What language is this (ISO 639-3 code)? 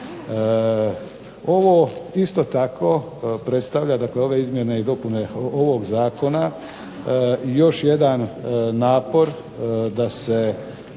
hrv